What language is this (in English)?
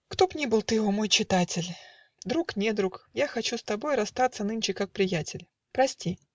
Russian